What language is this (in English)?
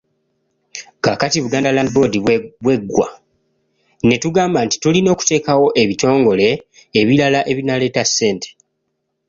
Ganda